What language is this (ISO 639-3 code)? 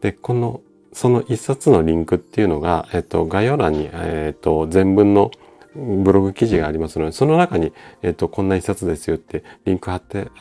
jpn